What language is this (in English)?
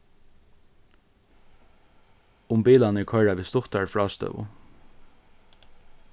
Faroese